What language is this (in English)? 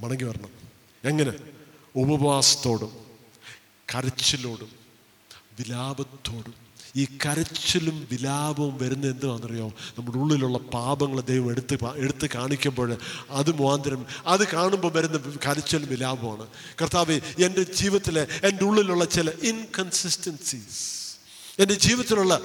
Malayalam